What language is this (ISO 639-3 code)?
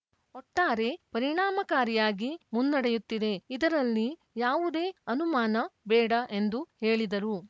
kan